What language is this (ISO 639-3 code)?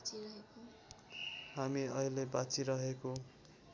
nep